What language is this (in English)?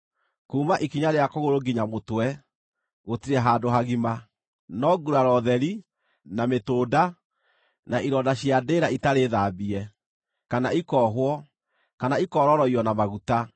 Kikuyu